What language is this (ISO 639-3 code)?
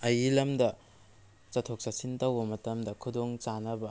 mni